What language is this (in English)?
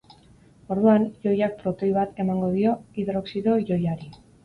Basque